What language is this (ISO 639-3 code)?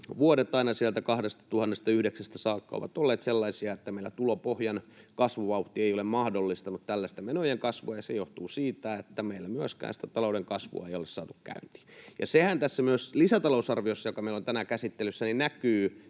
fin